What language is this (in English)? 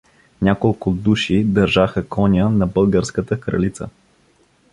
Bulgarian